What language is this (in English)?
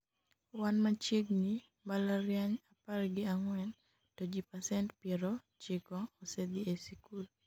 Luo (Kenya and Tanzania)